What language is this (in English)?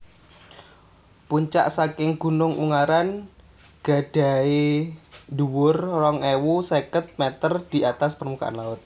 Javanese